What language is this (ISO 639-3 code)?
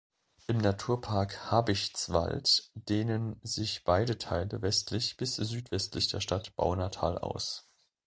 deu